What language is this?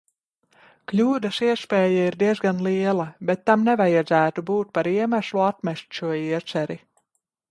Latvian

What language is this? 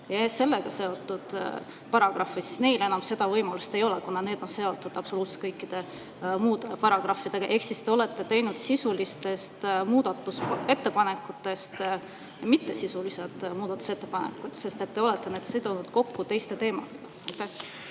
Estonian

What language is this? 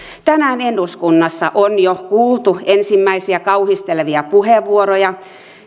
Finnish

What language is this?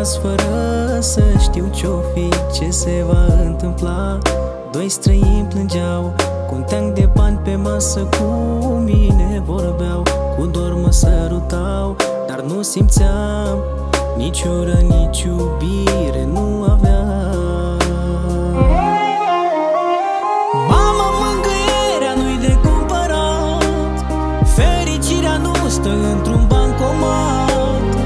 Romanian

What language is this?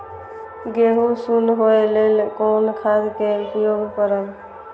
Maithili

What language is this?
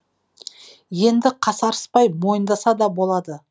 Kazakh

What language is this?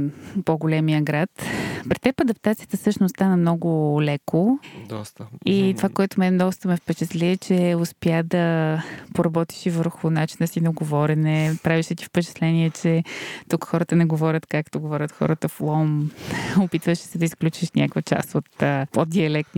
Bulgarian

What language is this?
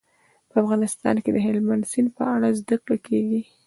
Pashto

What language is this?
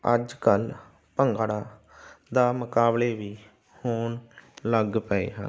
Punjabi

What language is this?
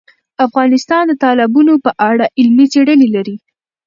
Pashto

